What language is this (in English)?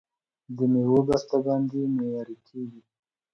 Pashto